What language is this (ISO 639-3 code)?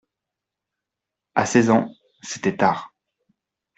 fra